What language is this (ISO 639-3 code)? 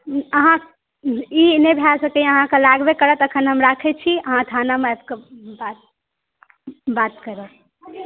mai